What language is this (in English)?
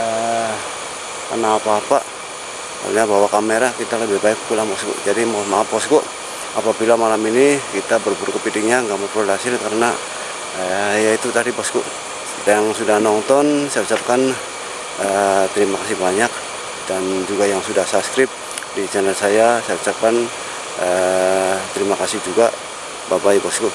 Indonesian